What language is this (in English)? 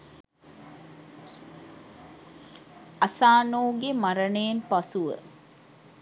Sinhala